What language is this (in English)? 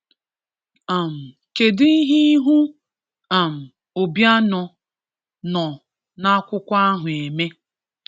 Igbo